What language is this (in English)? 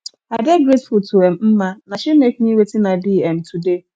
Nigerian Pidgin